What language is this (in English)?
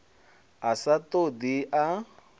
Venda